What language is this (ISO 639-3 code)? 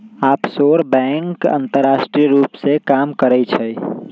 mag